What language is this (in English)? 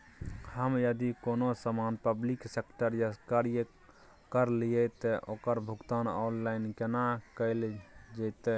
Maithili